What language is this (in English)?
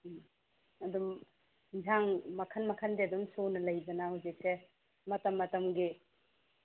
Manipuri